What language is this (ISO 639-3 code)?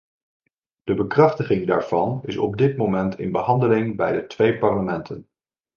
nld